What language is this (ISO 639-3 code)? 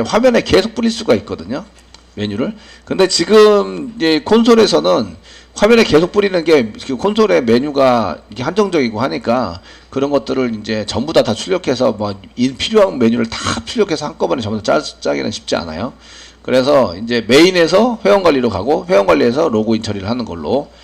kor